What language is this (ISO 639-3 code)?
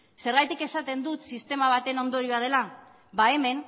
eus